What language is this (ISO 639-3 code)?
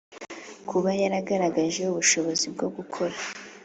kin